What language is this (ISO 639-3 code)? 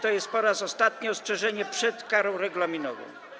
pol